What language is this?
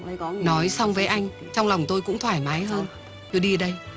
Vietnamese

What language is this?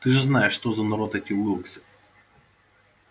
Russian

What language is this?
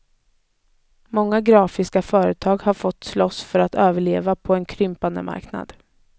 Swedish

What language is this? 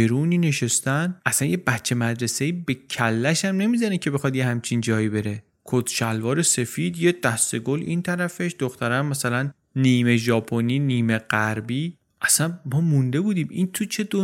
Persian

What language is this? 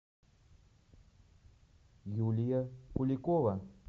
Russian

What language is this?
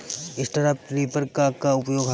Bhojpuri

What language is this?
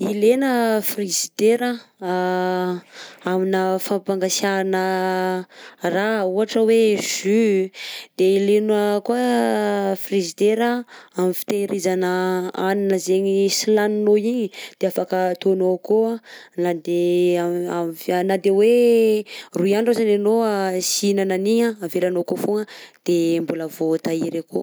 Southern Betsimisaraka Malagasy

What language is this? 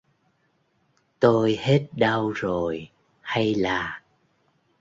Vietnamese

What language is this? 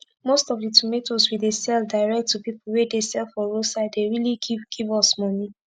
Nigerian Pidgin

